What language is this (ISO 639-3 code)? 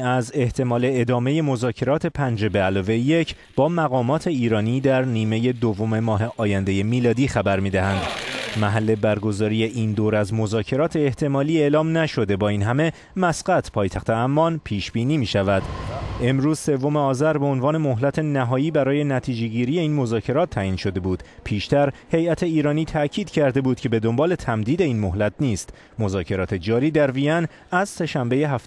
fas